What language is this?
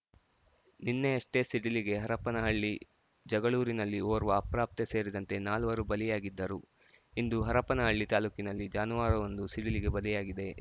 Kannada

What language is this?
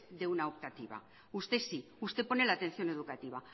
Spanish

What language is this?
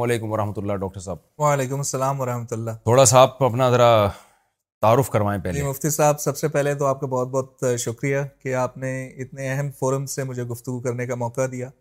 Urdu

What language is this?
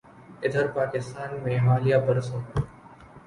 Urdu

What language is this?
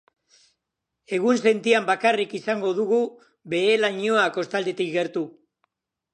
Basque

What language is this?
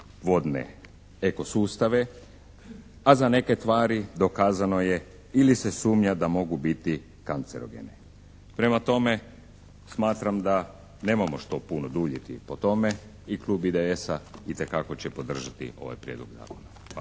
Croatian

